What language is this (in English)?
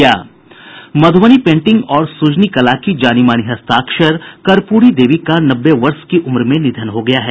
Hindi